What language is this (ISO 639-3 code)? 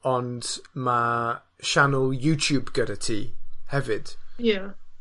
cym